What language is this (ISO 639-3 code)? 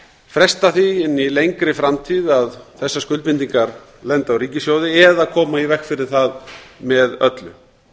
isl